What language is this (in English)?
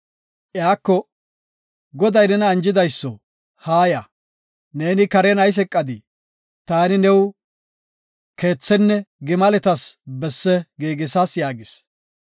Gofa